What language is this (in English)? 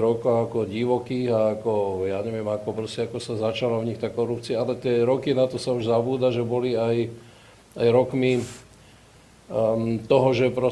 Slovak